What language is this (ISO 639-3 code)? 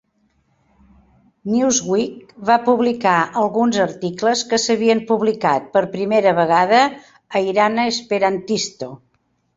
cat